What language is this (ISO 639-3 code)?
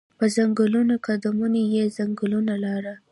pus